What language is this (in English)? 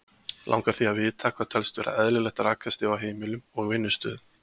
Icelandic